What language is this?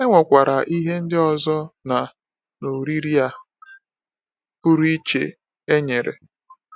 Igbo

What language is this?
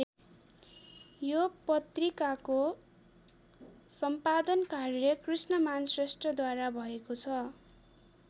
Nepali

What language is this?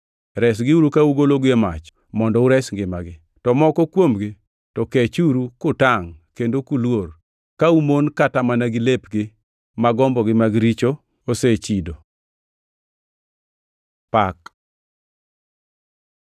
Luo (Kenya and Tanzania)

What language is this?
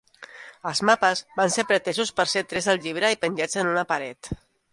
Catalan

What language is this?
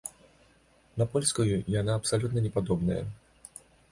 Belarusian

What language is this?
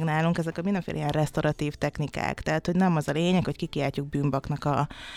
Hungarian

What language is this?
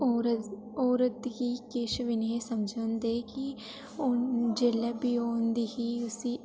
Dogri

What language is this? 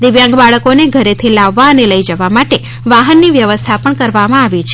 Gujarati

